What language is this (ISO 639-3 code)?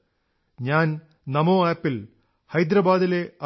mal